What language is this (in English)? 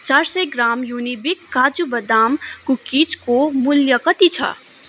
Nepali